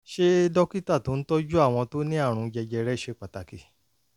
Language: Yoruba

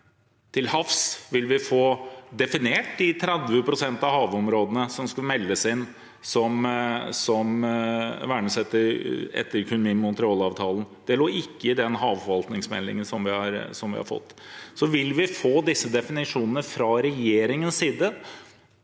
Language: Norwegian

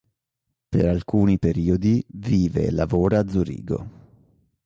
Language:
Italian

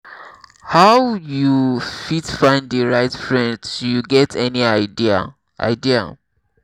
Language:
Nigerian Pidgin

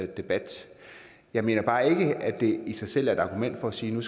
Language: Danish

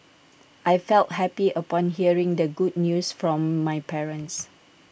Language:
English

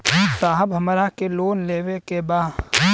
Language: Bhojpuri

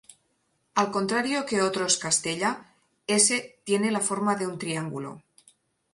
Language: Spanish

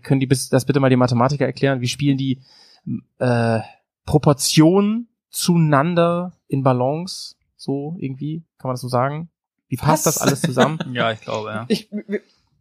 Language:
German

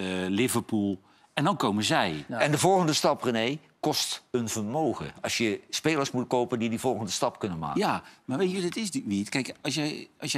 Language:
Dutch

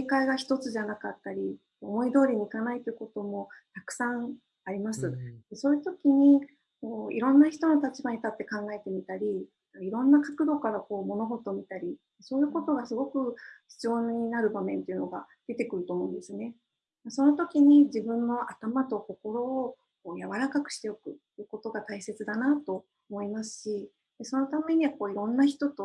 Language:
Japanese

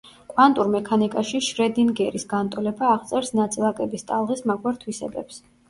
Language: Georgian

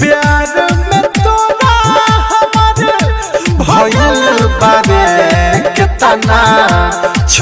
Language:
Hindi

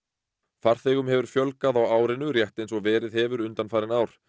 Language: Icelandic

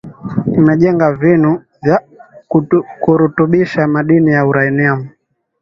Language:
Swahili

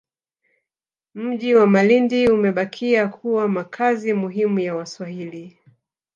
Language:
Swahili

